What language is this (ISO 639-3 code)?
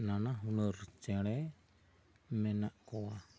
sat